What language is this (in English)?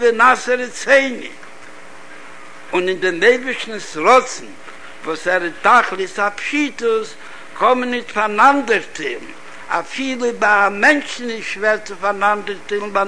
Hebrew